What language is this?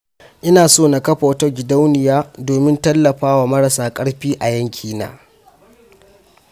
Hausa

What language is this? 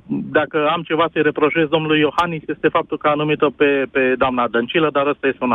Romanian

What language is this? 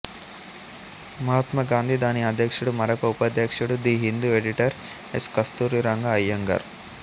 Telugu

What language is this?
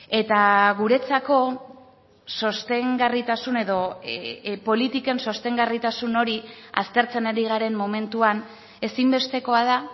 Basque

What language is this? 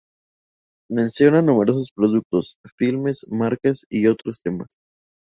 Spanish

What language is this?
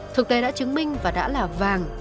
Vietnamese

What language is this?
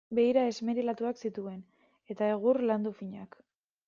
Basque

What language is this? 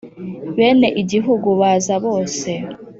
Kinyarwanda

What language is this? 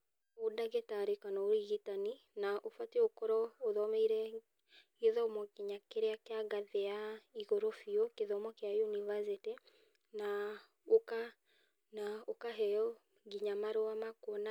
Kikuyu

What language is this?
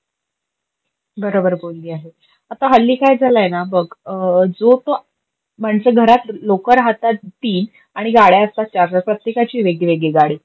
Marathi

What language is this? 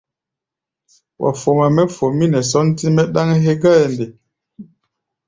Gbaya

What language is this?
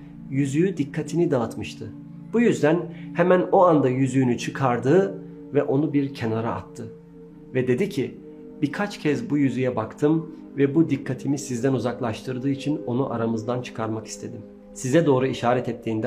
Turkish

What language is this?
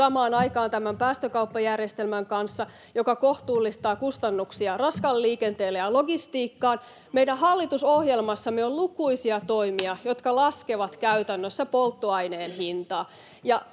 Finnish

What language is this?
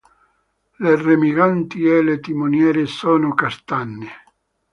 Italian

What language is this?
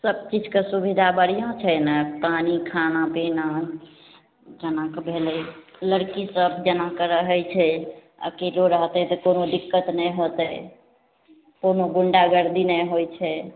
Maithili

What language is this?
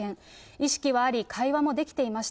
Japanese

